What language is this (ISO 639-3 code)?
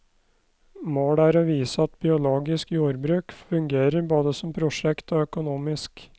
nor